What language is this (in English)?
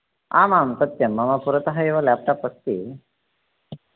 Sanskrit